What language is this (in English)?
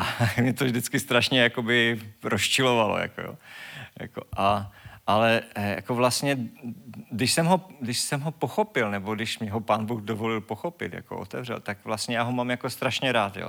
Czech